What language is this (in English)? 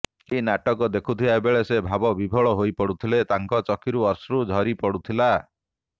Odia